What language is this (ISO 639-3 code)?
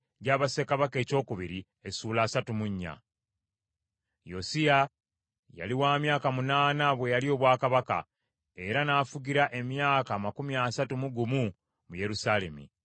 lug